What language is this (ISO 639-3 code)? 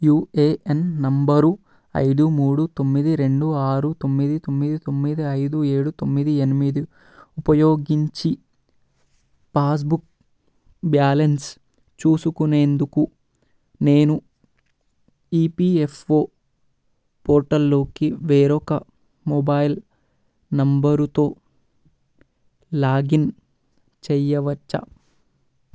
tel